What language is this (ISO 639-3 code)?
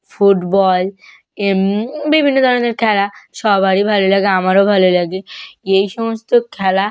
ben